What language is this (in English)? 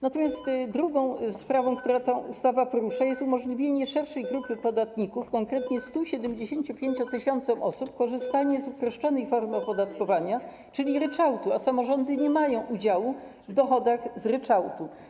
Polish